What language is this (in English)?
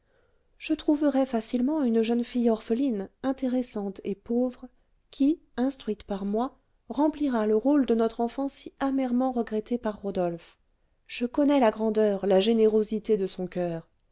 French